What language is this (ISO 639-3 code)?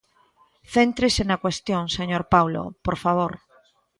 glg